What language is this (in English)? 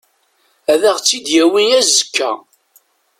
Kabyle